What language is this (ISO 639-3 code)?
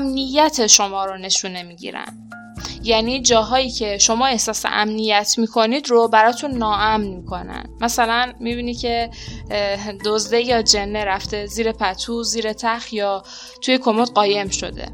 fas